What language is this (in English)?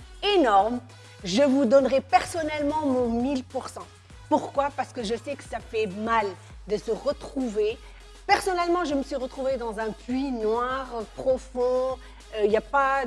French